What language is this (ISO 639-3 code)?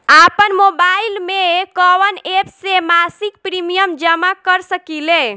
bho